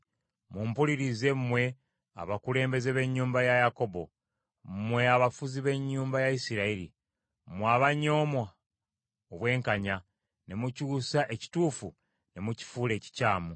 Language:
Ganda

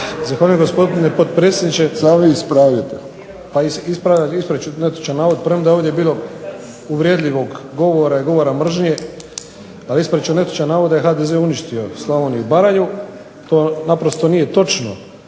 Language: Croatian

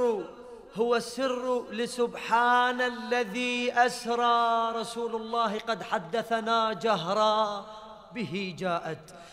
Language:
Arabic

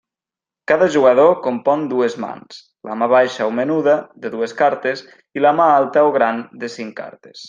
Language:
Catalan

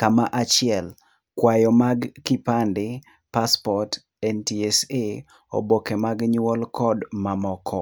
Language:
Luo (Kenya and Tanzania)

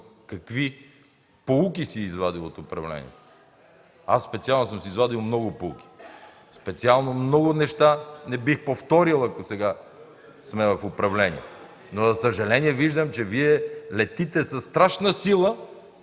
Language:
Bulgarian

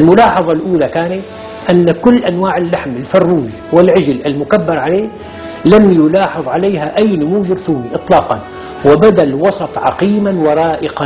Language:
Arabic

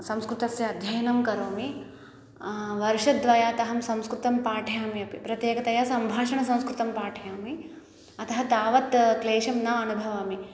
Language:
Sanskrit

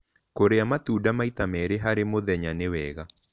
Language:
Kikuyu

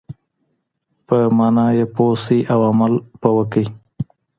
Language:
Pashto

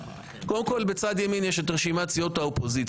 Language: Hebrew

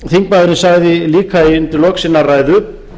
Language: Icelandic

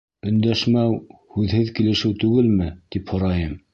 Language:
Bashkir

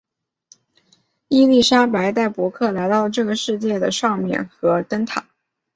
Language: Chinese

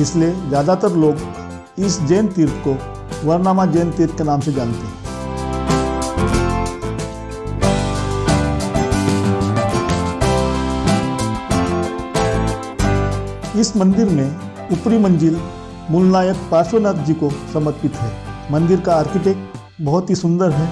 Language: Hindi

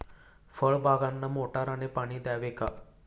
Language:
Marathi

